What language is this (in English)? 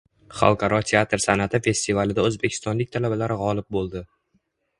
Uzbek